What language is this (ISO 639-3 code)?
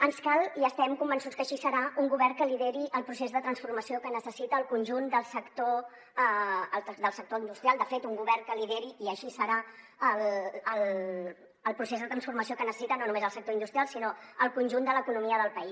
cat